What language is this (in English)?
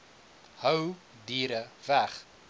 Afrikaans